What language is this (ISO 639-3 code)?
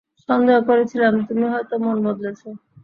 ben